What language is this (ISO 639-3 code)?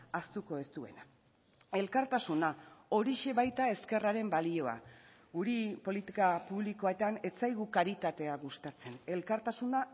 eus